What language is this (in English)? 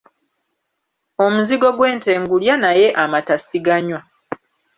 Ganda